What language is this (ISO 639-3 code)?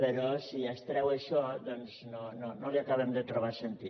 cat